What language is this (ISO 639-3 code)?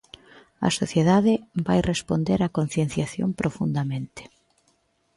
glg